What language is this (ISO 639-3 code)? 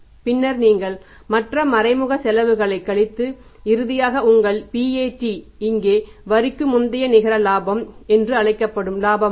tam